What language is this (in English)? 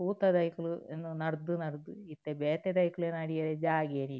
Tulu